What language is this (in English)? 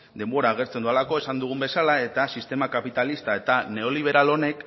Basque